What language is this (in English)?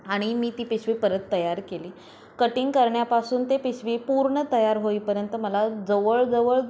Marathi